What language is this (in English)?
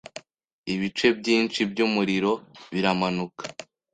Kinyarwanda